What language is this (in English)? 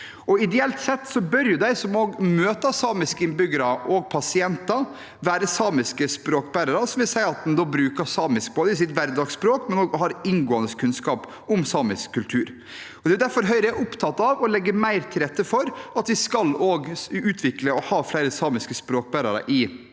Norwegian